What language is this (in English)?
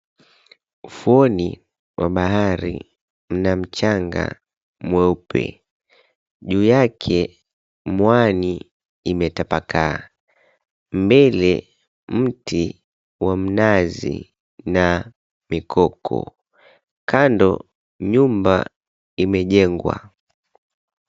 Swahili